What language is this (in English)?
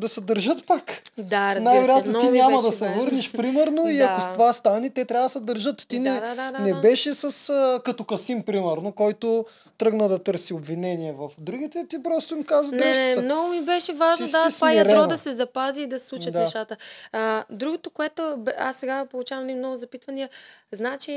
Bulgarian